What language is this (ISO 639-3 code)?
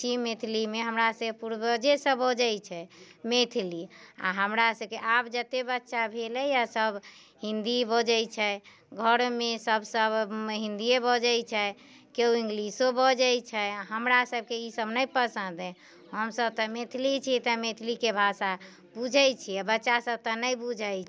mai